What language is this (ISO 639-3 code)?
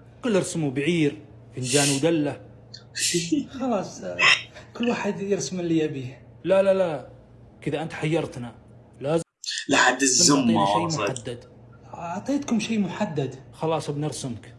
ara